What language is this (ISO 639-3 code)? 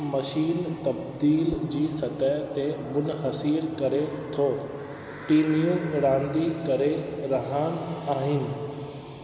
snd